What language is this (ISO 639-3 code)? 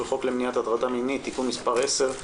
heb